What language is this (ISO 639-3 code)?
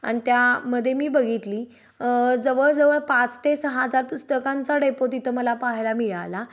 mar